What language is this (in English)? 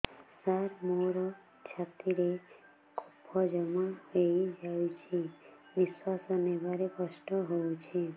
Odia